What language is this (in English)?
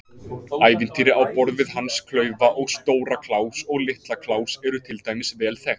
Icelandic